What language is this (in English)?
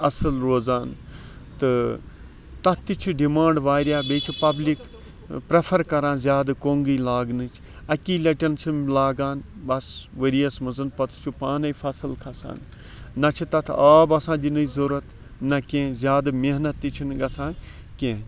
Kashmiri